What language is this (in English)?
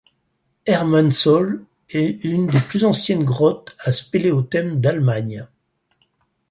French